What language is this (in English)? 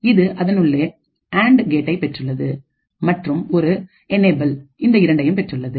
Tamil